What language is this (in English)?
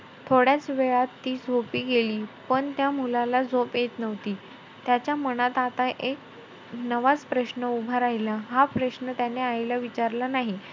Marathi